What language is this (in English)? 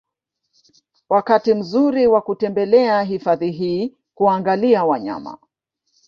Swahili